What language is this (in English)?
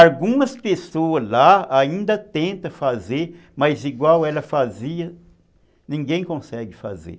Portuguese